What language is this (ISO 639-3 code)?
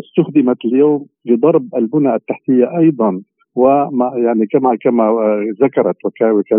ara